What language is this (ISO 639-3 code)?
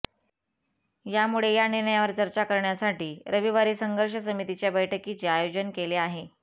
mar